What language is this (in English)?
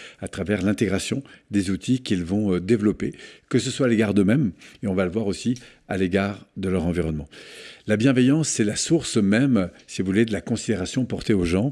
French